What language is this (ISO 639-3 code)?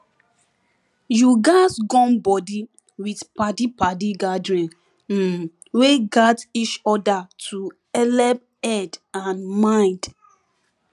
pcm